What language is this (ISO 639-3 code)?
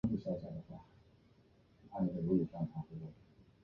zho